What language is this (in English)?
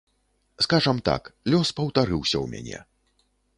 Belarusian